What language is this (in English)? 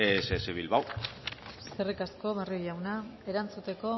Basque